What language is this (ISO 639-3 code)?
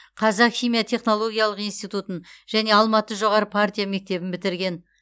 kaz